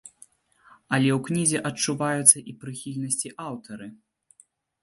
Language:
Belarusian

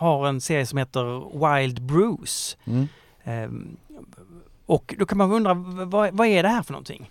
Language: Swedish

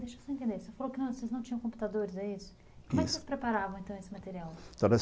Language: Portuguese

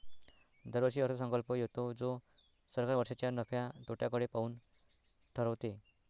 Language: Marathi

